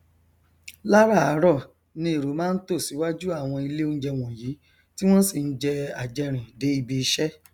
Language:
Yoruba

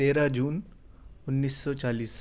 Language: Urdu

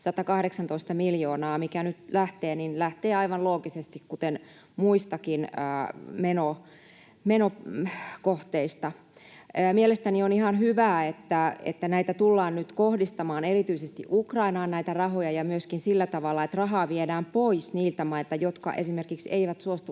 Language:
Finnish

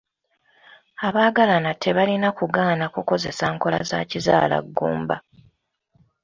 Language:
Ganda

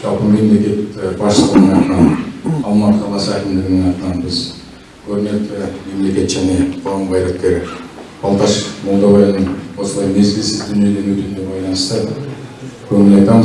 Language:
Kazakh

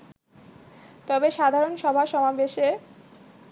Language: Bangla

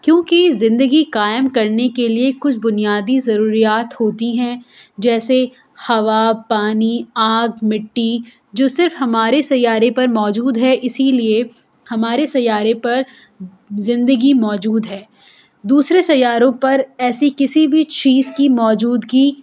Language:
Urdu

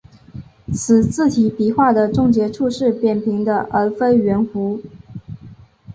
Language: Chinese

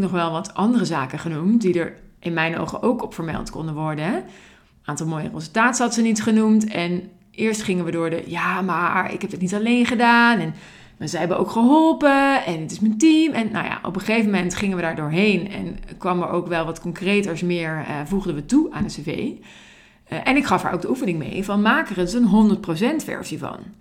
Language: Dutch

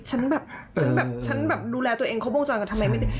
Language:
Thai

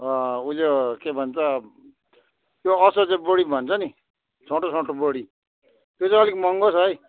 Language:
Nepali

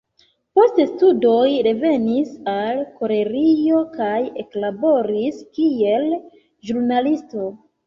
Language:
Esperanto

